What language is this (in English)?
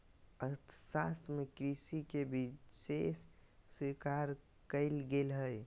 Magahi